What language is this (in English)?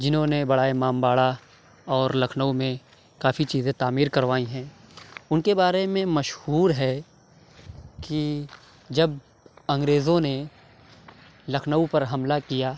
Urdu